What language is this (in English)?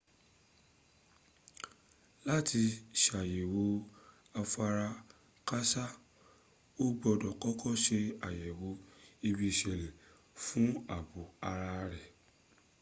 Yoruba